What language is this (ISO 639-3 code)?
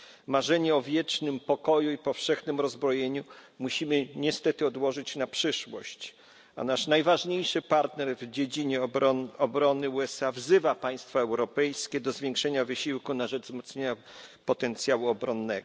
pol